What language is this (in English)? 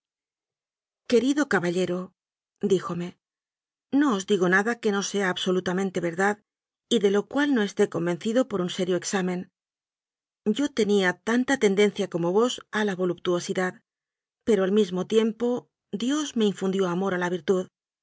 Spanish